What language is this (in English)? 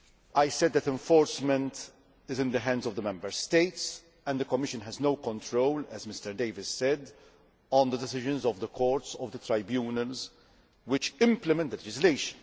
English